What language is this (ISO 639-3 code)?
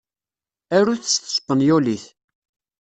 kab